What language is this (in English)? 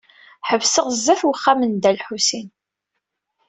Kabyle